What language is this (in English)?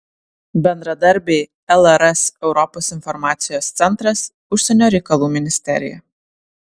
Lithuanian